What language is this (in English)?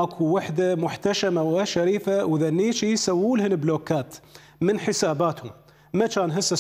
Arabic